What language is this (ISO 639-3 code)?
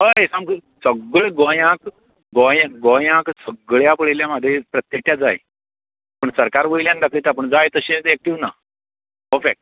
kok